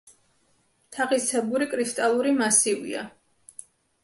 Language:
Georgian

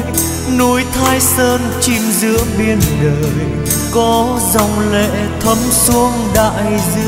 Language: Vietnamese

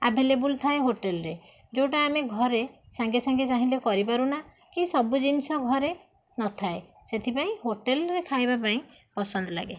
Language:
Odia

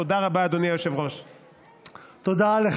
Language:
Hebrew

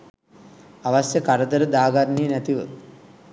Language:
Sinhala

